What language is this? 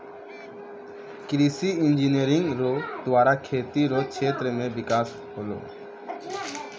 Maithili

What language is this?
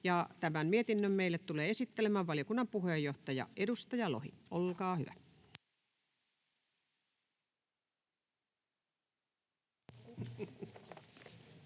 Finnish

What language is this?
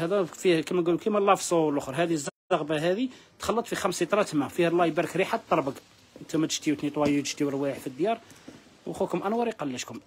Arabic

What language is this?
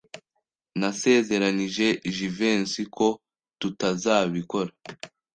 Kinyarwanda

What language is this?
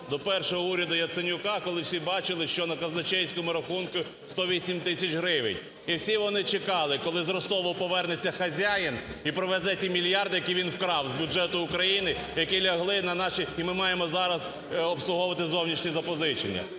Ukrainian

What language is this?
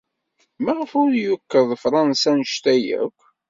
Kabyle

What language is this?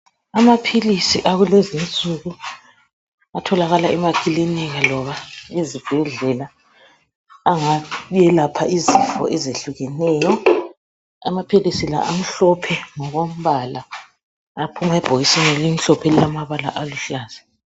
North Ndebele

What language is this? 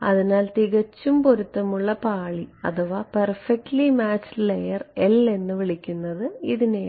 Malayalam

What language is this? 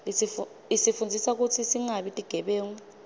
Swati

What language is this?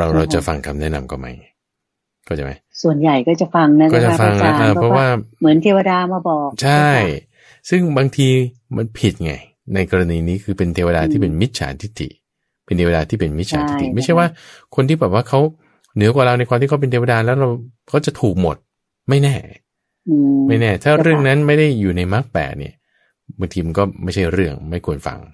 Thai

